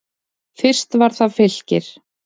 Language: Icelandic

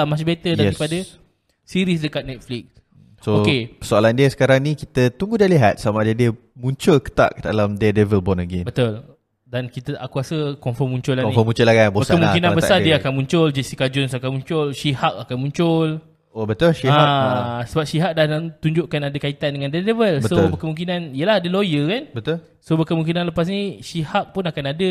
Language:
Malay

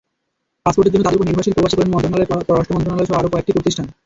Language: Bangla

